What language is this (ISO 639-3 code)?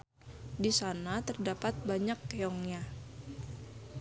sun